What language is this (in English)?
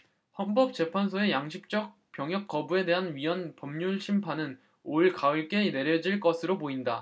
Korean